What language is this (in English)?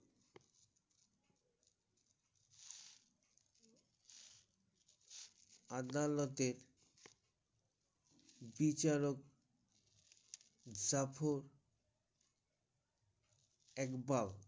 Bangla